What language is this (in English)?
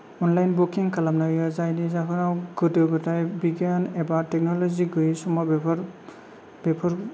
Bodo